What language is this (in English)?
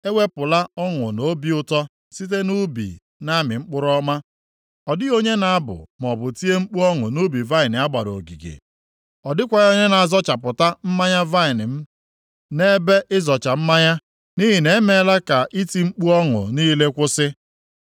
Igbo